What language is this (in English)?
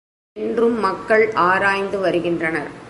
Tamil